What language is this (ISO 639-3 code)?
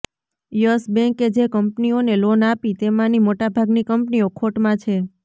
guj